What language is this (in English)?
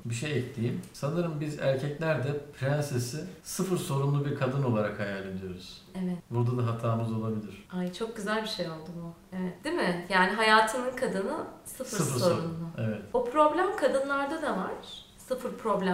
Turkish